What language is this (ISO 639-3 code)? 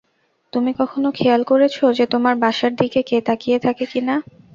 ben